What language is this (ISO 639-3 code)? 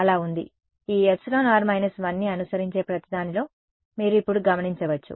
tel